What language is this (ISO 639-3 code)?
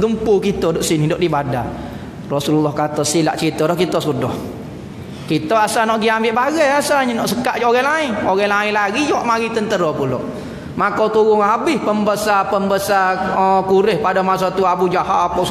msa